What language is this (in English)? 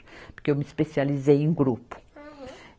Portuguese